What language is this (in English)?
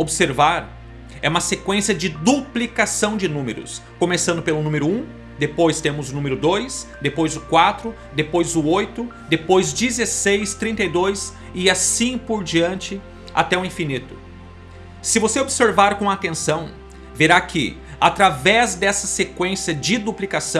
Portuguese